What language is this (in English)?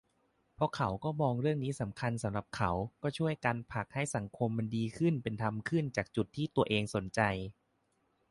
Thai